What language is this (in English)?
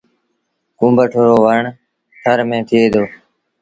Sindhi Bhil